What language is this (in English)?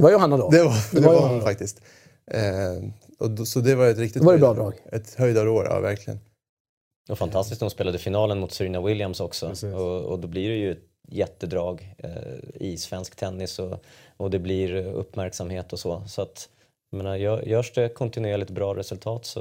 Swedish